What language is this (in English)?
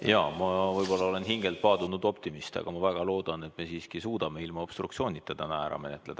Estonian